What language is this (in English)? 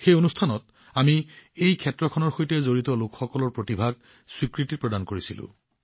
Assamese